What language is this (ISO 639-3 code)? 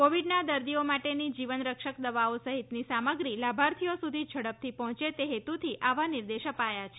guj